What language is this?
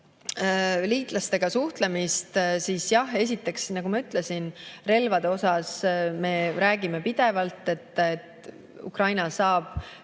Estonian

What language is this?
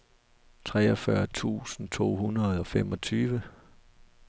Danish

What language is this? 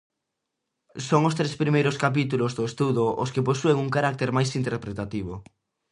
Galician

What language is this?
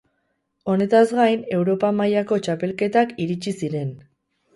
Basque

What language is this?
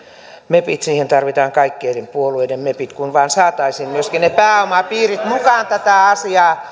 Finnish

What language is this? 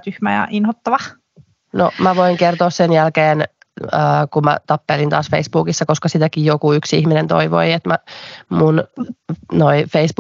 Finnish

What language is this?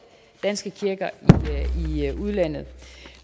Danish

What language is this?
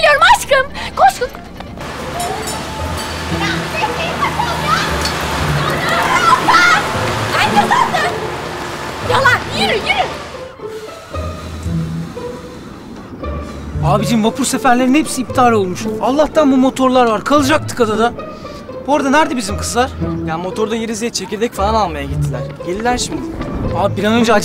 Turkish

